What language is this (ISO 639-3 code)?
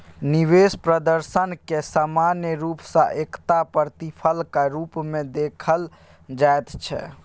mai